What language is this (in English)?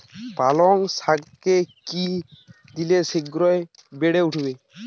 Bangla